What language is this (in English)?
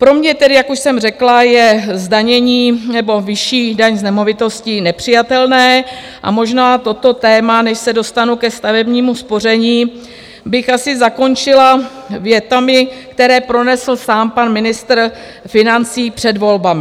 Czech